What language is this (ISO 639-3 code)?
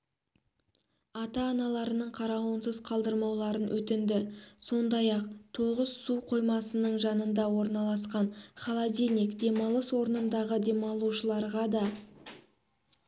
kaz